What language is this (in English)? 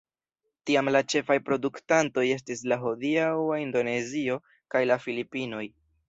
Esperanto